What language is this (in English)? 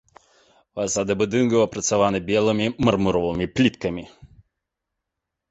Belarusian